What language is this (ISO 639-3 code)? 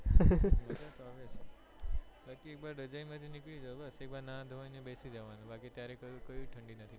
guj